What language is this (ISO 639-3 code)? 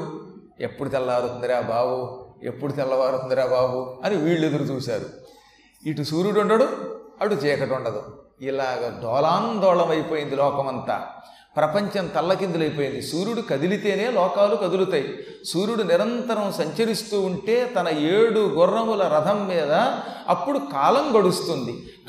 tel